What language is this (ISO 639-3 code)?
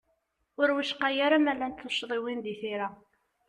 kab